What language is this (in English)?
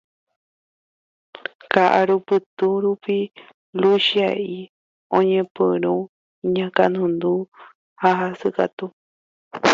Guarani